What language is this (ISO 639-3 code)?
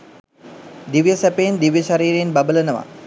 sin